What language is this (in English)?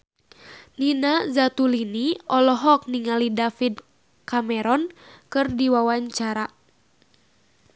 Sundanese